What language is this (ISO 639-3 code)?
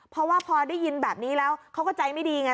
tha